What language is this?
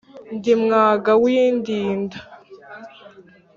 Kinyarwanda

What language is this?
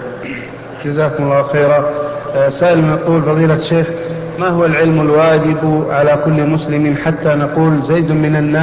Arabic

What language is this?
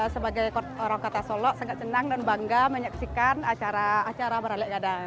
Indonesian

